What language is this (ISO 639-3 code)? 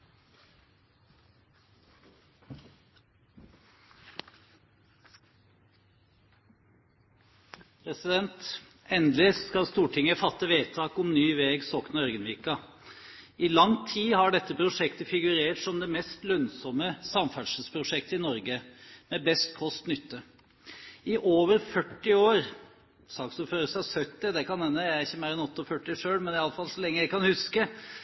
nob